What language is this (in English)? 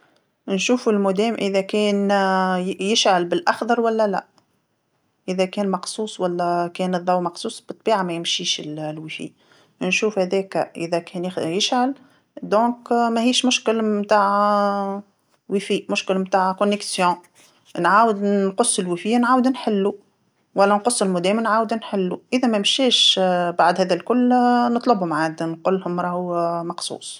Tunisian Arabic